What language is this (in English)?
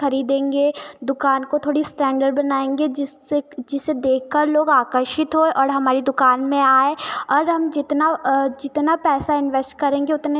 Hindi